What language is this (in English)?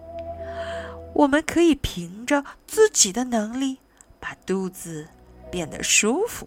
Chinese